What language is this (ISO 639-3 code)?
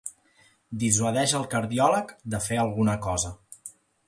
cat